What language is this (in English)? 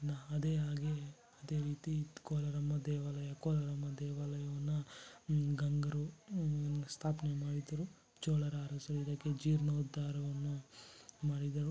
Kannada